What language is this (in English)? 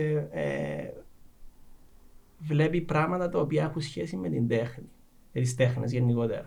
Greek